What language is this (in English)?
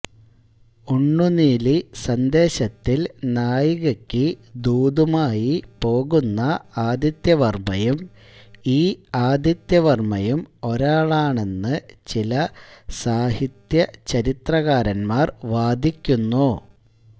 Malayalam